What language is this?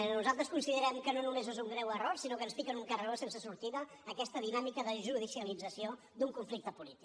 Catalan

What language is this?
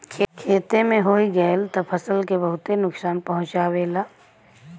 Bhojpuri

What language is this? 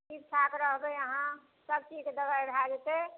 Maithili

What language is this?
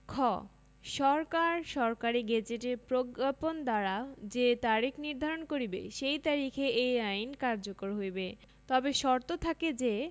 Bangla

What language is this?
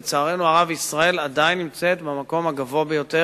Hebrew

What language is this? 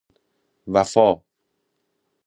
Persian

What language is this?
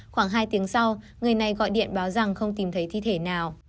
Vietnamese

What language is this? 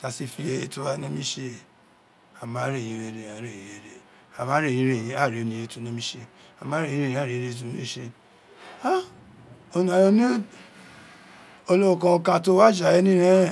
Isekiri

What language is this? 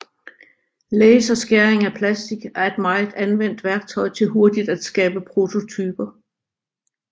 Danish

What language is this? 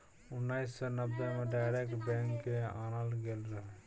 Maithili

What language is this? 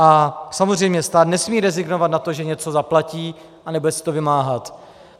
Czech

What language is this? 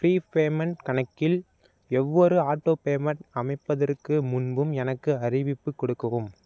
Tamil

